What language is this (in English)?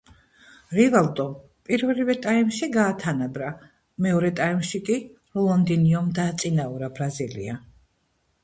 Georgian